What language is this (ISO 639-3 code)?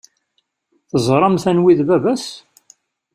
kab